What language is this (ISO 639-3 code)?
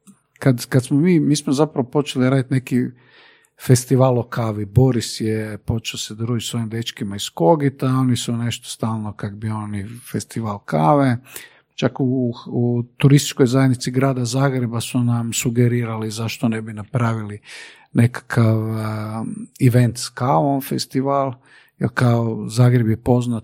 hrv